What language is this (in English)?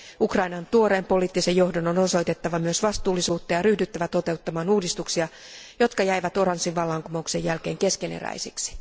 Finnish